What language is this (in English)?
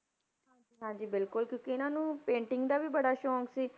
Punjabi